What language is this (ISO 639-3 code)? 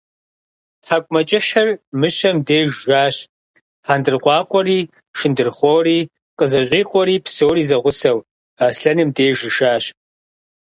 kbd